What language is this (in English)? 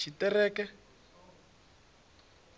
Venda